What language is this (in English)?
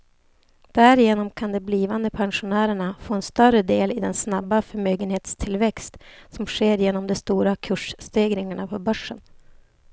Swedish